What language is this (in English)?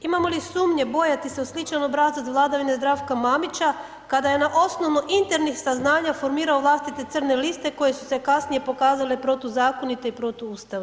Croatian